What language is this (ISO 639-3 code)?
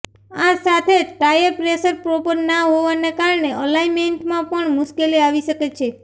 guj